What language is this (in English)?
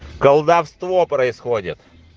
Russian